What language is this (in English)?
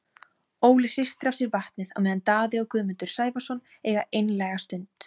Icelandic